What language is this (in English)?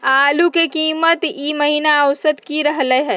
Magahi